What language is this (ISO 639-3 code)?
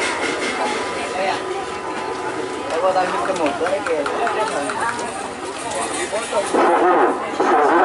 ind